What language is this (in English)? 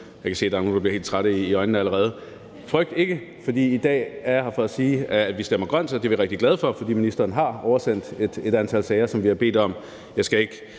Danish